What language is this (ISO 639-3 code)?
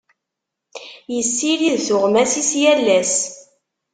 kab